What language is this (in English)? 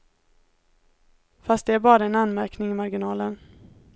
Swedish